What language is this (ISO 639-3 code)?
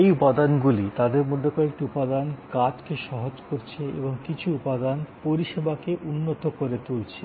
ben